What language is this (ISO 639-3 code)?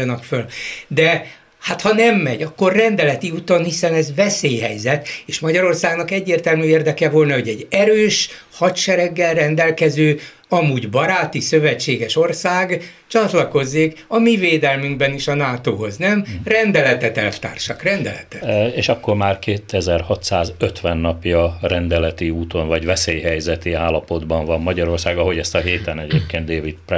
hun